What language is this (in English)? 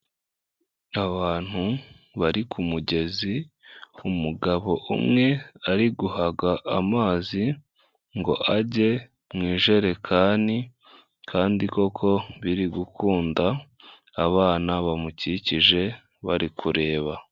Kinyarwanda